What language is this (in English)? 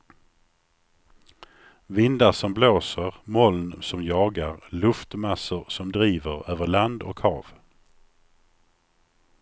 Swedish